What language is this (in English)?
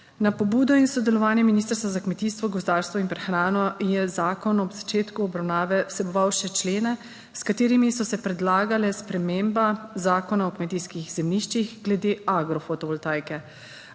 Slovenian